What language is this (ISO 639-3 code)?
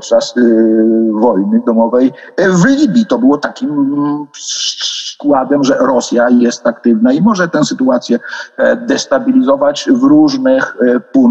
pol